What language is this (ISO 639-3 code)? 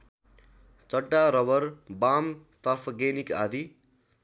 nep